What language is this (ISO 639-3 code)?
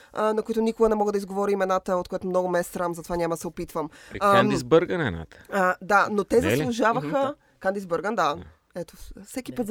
bul